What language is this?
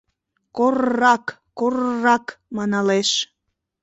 Mari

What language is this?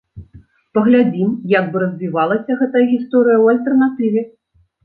Belarusian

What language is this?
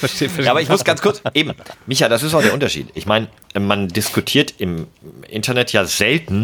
German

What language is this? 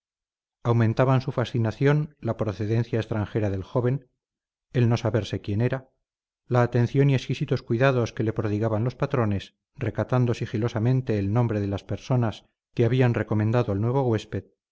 Spanish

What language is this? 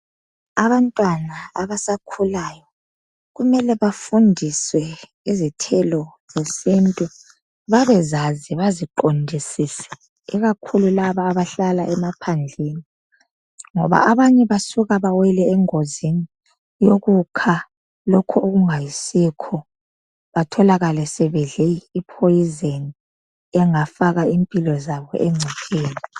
North Ndebele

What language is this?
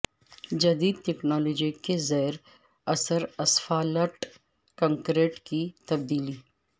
Urdu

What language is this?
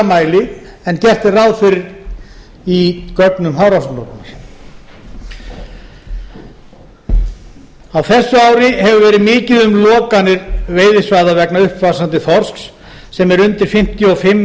Icelandic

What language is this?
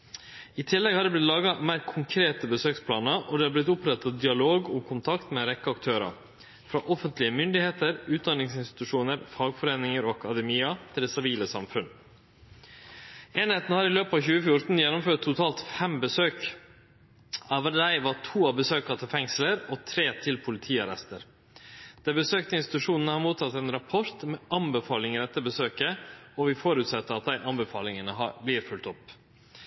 Norwegian Nynorsk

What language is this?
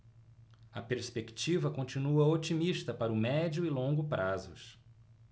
Portuguese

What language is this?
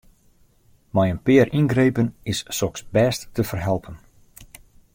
Western Frisian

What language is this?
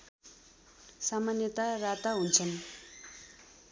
Nepali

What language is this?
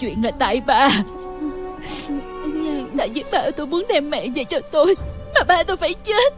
Vietnamese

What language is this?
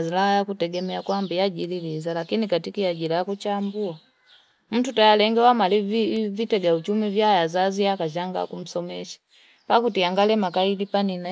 Fipa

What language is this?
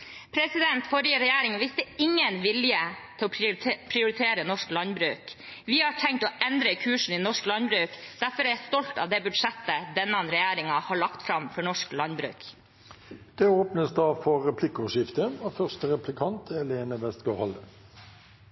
Norwegian Bokmål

